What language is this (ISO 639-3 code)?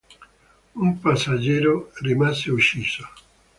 ita